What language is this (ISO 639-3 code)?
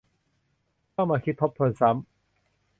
tha